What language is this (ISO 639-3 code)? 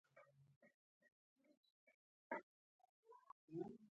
pus